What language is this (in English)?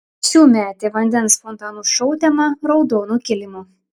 Lithuanian